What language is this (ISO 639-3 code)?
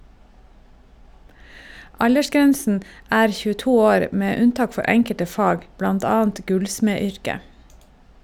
nor